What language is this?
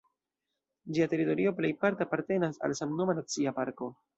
Esperanto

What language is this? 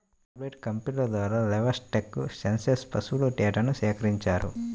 Telugu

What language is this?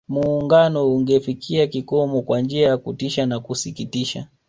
Swahili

